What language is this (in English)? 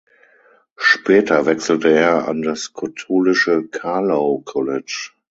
German